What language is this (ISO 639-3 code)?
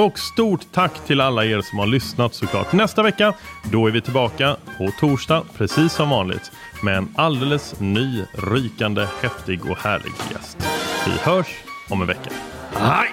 swe